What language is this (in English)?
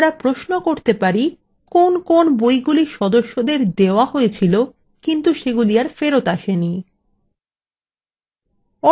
Bangla